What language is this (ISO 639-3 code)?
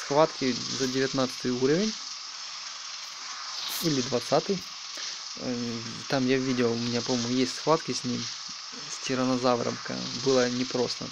rus